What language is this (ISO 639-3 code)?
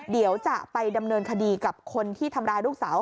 tha